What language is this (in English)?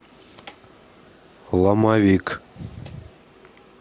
Russian